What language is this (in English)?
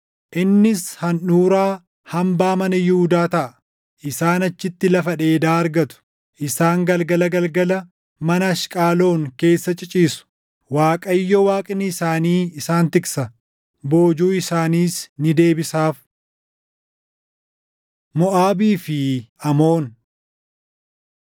Oromo